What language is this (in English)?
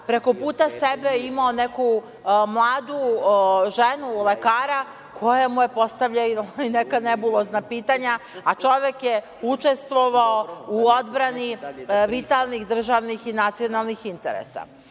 Serbian